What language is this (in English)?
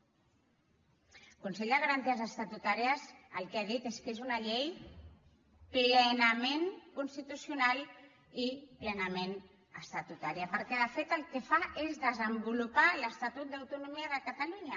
Catalan